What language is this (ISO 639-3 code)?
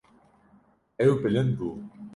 kur